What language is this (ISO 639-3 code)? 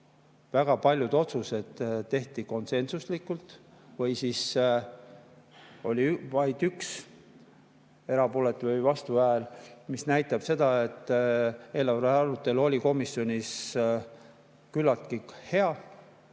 est